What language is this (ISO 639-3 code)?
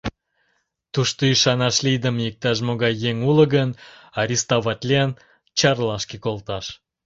chm